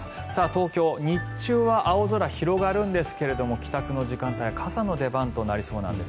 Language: Japanese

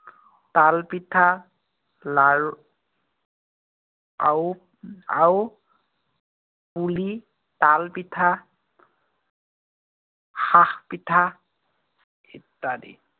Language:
Assamese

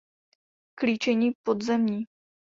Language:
Czech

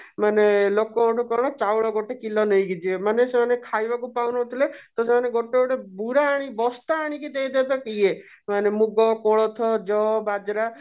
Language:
Odia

